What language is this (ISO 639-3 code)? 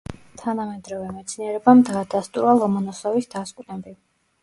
kat